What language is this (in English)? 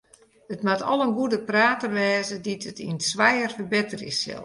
Western Frisian